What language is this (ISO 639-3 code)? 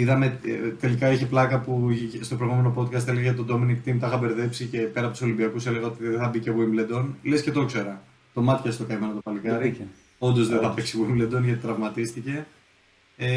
ell